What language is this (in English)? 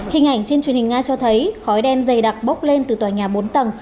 Vietnamese